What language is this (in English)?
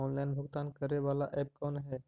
Magahi